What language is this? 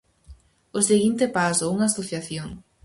Galician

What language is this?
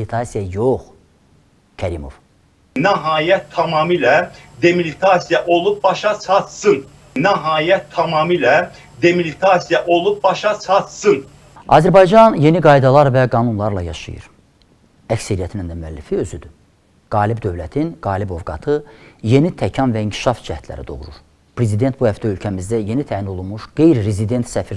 Turkish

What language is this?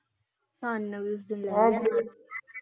Punjabi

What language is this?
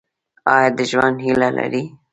Pashto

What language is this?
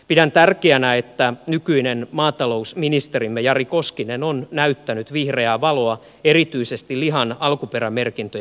Finnish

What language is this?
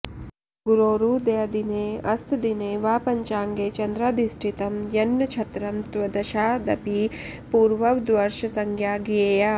Sanskrit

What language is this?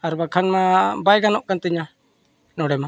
Santali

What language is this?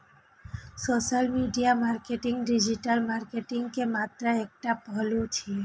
Maithili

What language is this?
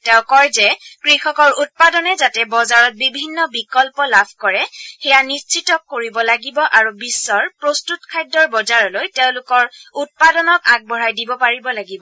Assamese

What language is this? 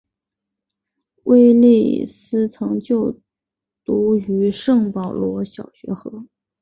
Chinese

